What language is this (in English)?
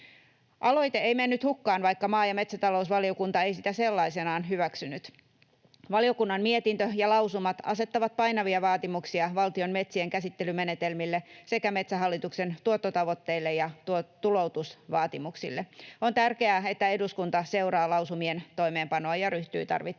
Finnish